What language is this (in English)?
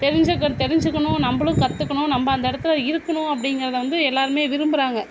Tamil